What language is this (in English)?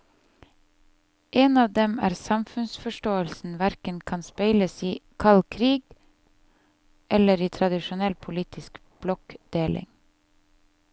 Norwegian